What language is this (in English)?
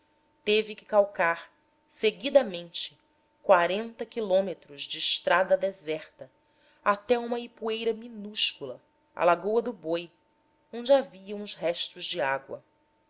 Portuguese